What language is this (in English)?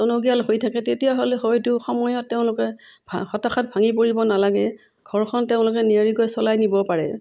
Assamese